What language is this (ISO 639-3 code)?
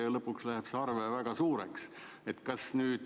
est